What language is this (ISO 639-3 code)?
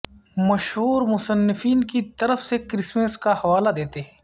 urd